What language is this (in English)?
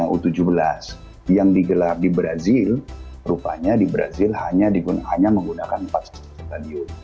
Indonesian